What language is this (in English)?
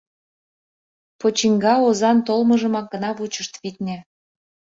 Mari